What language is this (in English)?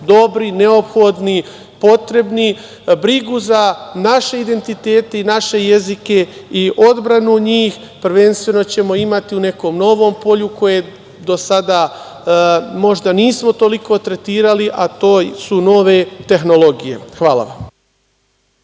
Serbian